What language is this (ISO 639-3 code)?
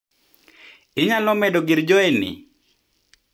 luo